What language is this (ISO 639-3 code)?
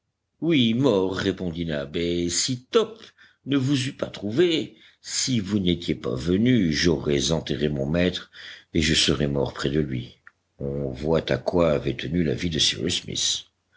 fra